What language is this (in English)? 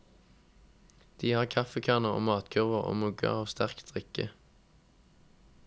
Norwegian